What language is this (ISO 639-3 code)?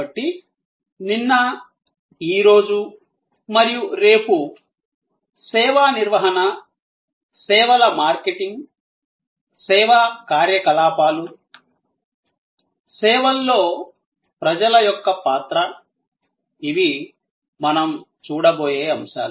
tel